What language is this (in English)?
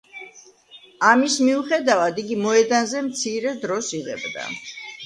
Georgian